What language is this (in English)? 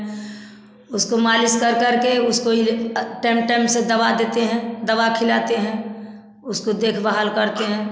Hindi